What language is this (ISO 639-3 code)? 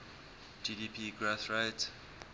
eng